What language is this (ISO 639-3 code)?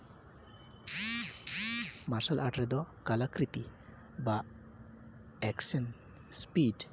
sat